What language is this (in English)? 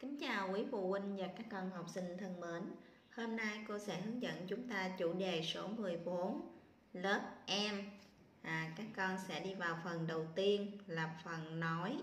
Vietnamese